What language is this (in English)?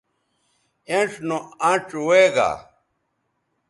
Bateri